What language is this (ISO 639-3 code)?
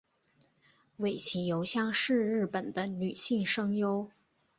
zho